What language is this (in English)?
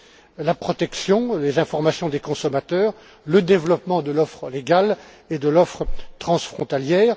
French